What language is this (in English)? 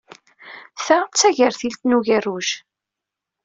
Kabyle